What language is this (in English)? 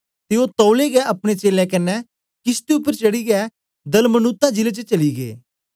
Dogri